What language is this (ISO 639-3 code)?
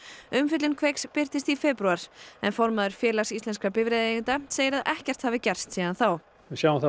isl